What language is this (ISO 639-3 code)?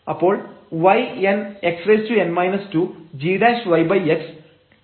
mal